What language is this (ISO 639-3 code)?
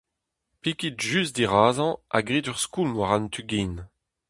bre